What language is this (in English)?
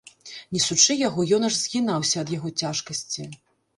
Belarusian